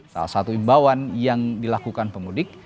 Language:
Indonesian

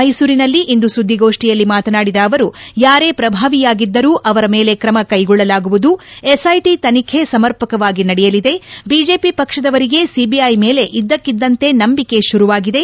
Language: Kannada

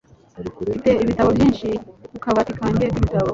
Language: Kinyarwanda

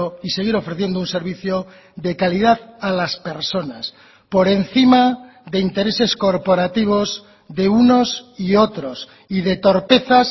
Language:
Spanish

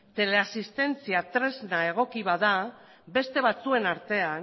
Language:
Basque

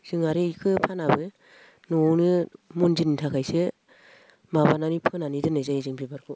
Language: Bodo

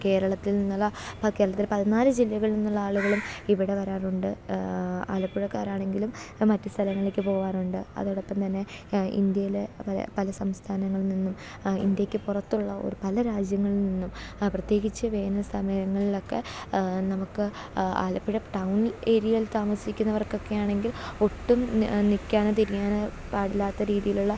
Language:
Malayalam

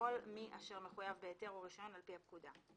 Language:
Hebrew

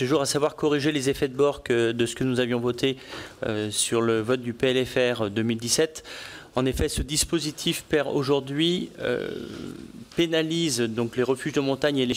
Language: French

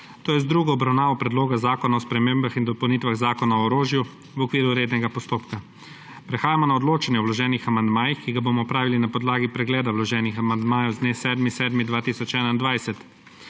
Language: Slovenian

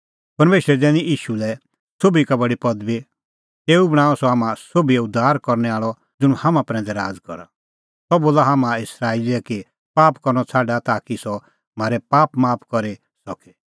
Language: Kullu Pahari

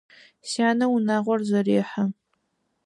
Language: Adyghe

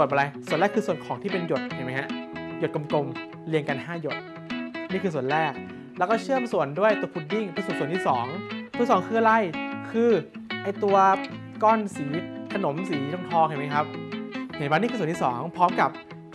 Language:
Thai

